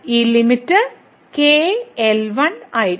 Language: Malayalam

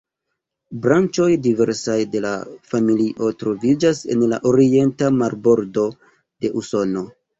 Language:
Esperanto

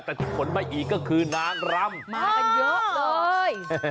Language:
Thai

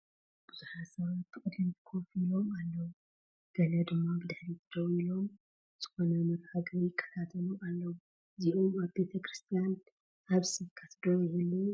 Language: Tigrinya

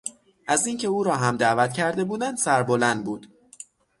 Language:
Persian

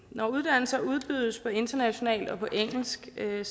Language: Danish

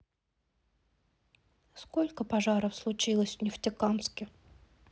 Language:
Russian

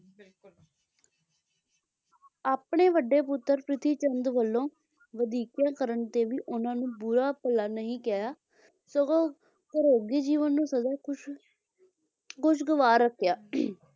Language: Punjabi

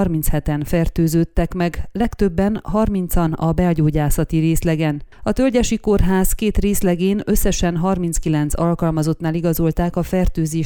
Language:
Hungarian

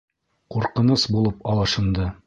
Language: Bashkir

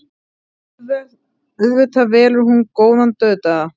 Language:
Icelandic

